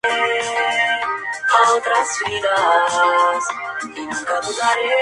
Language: Spanish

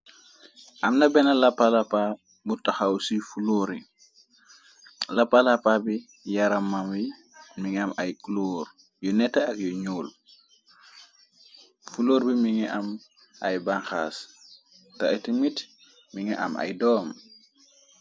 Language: Wolof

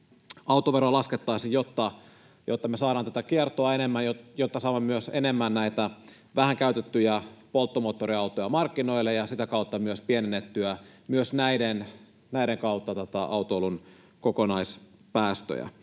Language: Finnish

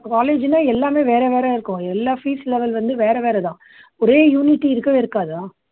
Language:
Tamil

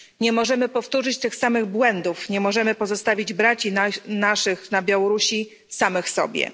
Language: Polish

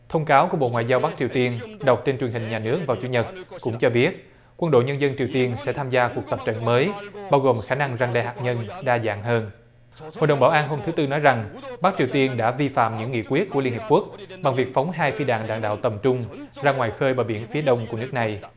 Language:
Vietnamese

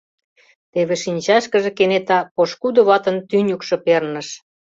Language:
Mari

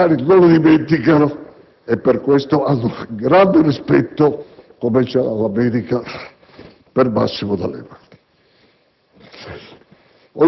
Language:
Italian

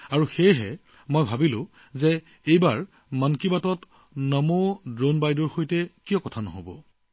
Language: Assamese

